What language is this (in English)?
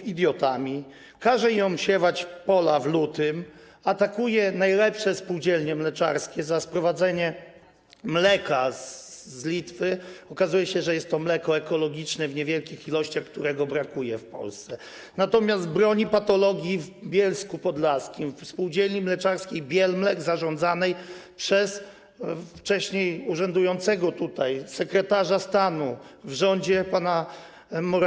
Polish